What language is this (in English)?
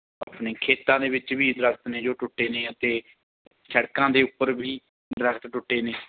Punjabi